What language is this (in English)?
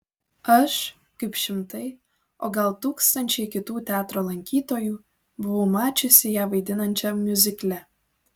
Lithuanian